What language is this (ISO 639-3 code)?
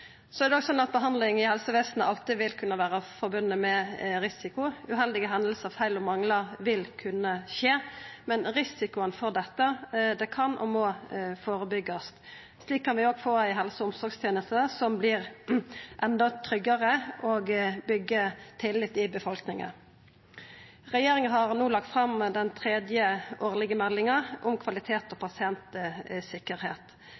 nno